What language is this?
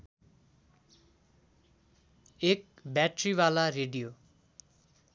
Nepali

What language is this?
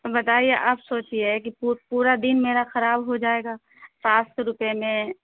Urdu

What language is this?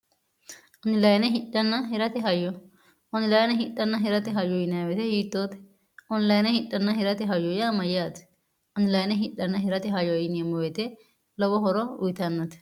Sidamo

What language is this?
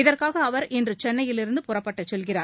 Tamil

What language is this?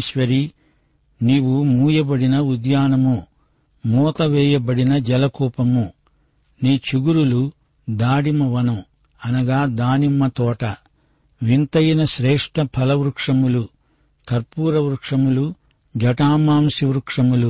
Telugu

